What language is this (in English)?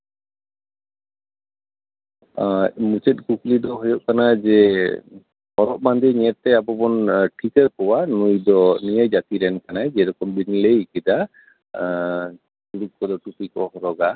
Santali